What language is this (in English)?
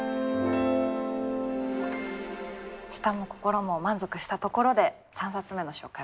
Japanese